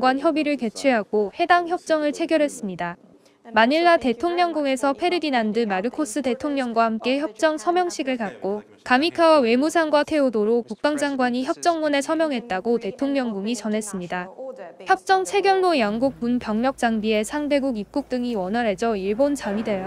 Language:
Korean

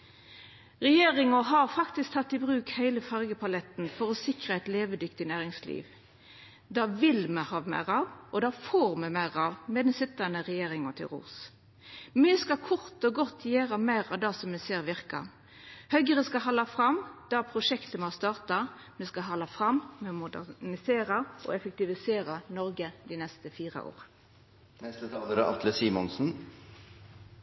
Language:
Norwegian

